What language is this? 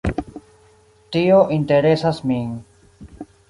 Esperanto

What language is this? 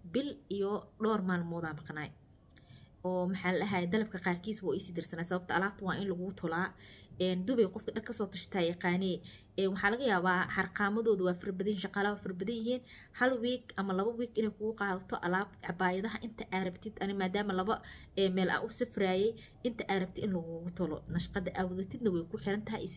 Arabic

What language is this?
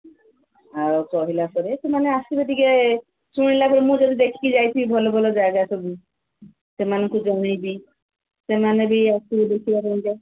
Odia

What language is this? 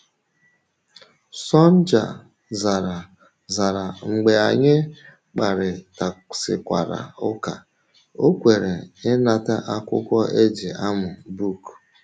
Igbo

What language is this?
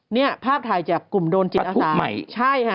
Thai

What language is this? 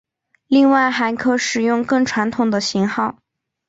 Chinese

